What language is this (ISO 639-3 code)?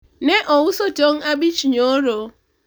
luo